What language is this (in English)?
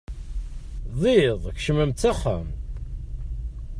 Kabyle